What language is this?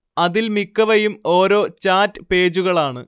Malayalam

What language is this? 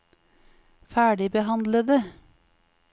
Norwegian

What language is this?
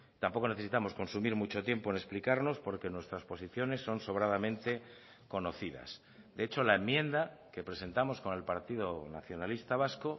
Spanish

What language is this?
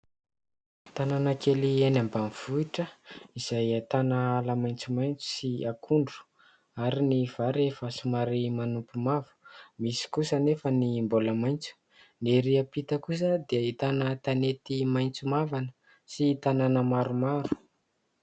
Malagasy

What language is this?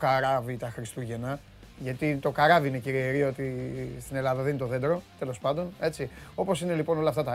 Greek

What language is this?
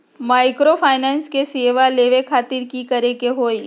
Magahi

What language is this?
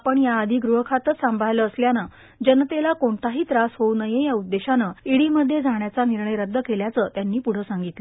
Marathi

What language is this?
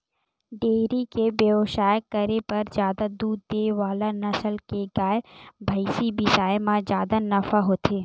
Chhattisgarhi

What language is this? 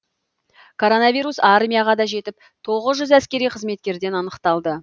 Kazakh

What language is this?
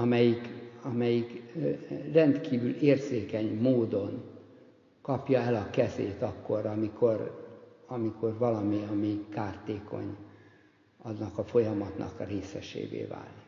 Hungarian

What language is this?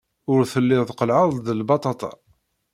Kabyle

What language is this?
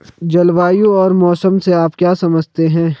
Hindi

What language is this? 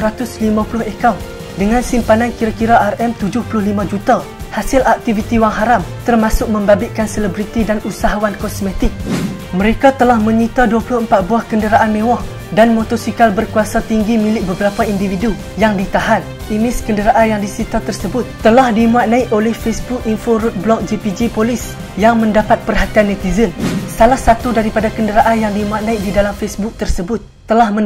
Malay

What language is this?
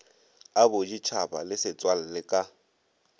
Northern Sotho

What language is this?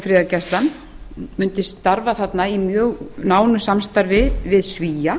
Icelandic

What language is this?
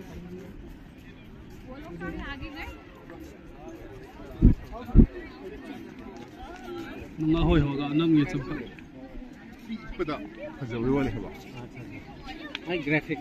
Punjabi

